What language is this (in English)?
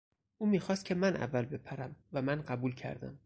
Persian